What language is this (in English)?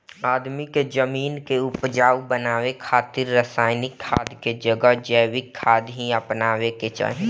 Bhojpuri